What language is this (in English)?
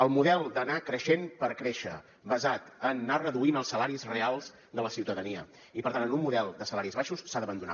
Catalan